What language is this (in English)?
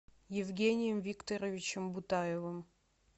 Russian